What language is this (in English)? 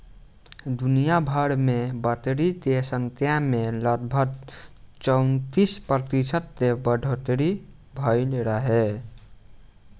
Bhojpuri